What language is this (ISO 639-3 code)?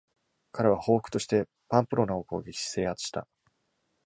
jpn